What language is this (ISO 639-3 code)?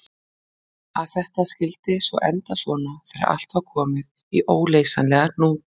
isl